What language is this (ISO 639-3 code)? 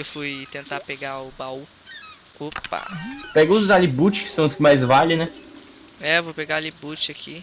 por